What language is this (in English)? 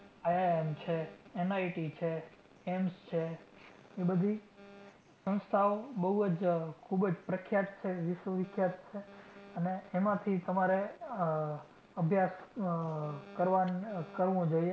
Gujarati